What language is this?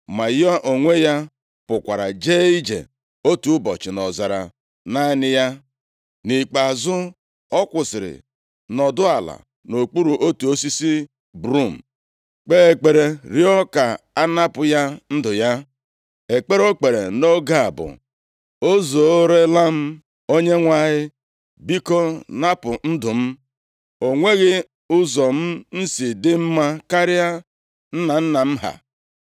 Igbo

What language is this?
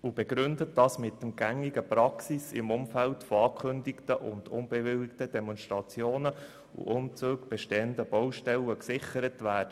Swiss German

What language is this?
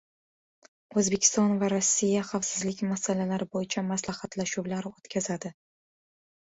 Uzbek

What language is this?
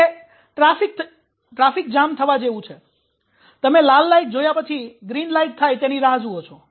Gujarati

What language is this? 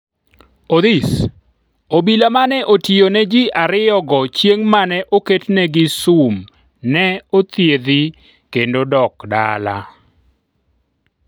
Luo (Kenya and Tanzania)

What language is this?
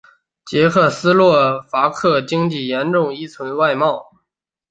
Chinese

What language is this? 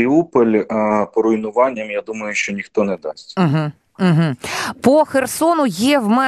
Ukrainian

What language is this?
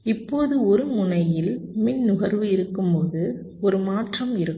Tamil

